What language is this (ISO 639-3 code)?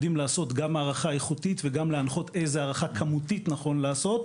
heb